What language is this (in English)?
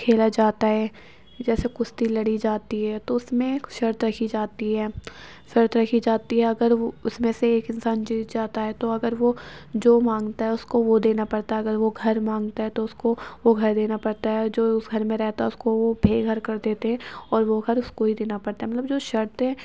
Urdu